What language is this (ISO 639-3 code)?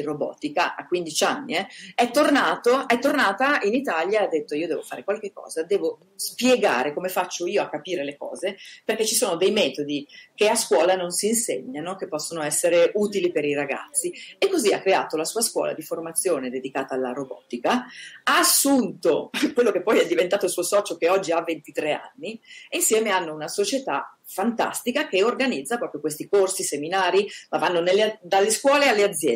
ita